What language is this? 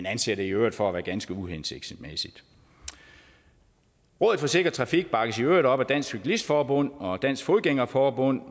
Danish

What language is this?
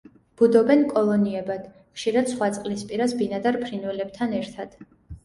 Georgian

